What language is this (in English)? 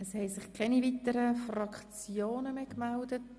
Swiss German